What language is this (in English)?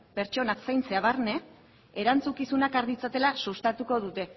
Basque